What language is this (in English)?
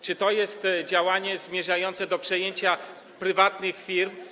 Polish